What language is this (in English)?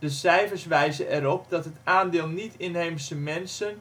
Dutch